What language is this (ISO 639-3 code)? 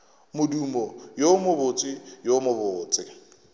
nso